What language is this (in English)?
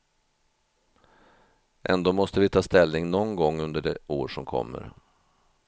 Swedish